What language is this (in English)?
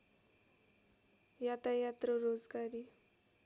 Nepali